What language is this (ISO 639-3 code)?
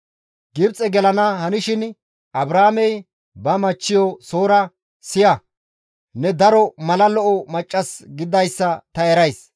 gmv